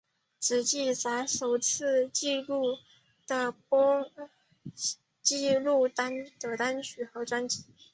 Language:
Chinese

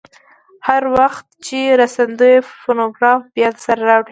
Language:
Pashto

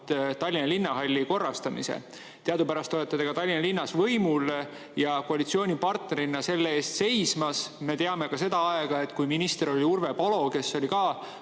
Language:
Estonian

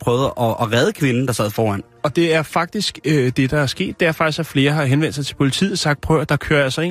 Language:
Danish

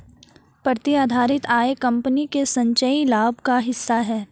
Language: Hindi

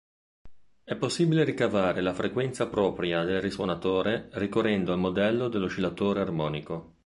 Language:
Italian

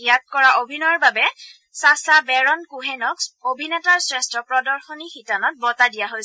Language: Assamese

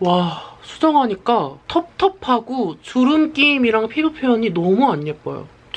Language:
Korean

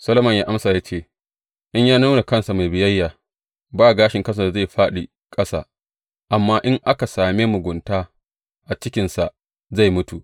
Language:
Hausa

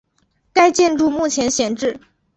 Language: Chinese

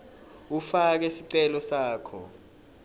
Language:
Swati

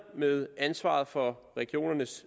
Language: Danish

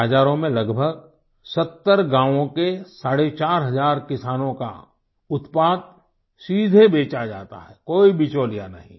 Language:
Hindi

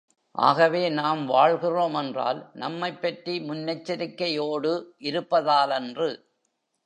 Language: Tamil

